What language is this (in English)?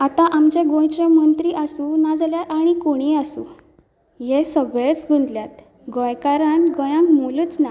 Konkani